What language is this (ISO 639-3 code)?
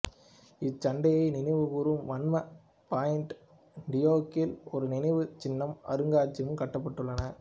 tam